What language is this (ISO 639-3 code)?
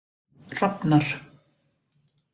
isl